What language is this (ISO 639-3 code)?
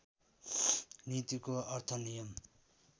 nep